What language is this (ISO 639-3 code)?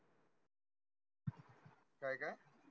mar